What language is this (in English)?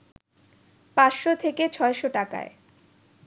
Bangla